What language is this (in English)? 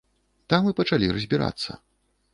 Belarusian